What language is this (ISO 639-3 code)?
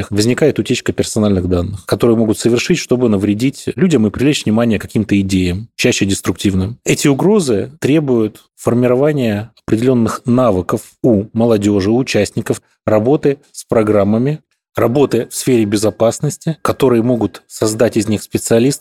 rus